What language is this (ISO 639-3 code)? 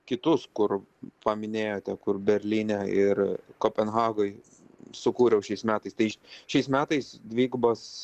lit